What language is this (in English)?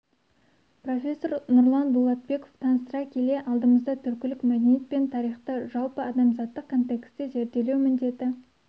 Kazakh